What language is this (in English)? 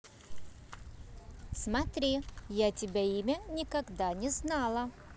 Russian